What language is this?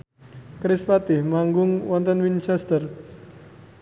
Javanese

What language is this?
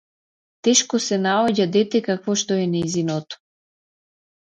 Macedonian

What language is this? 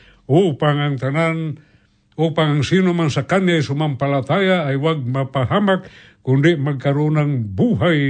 Filipino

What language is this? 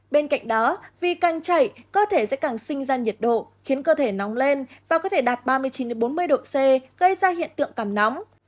Vietnamese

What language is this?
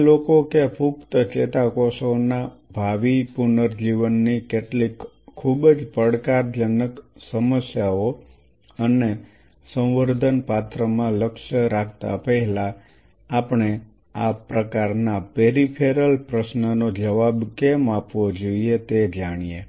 Gujarati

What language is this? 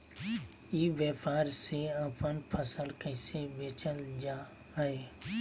Magahi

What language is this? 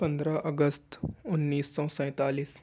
Urdu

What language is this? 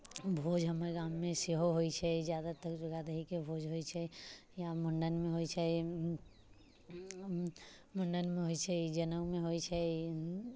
Maithili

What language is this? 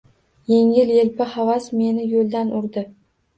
Uzbek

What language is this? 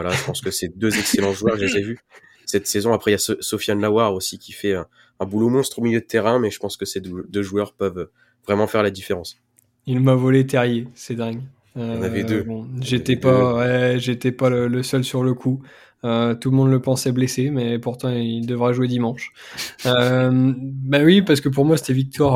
French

